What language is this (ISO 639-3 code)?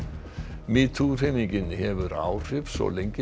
isl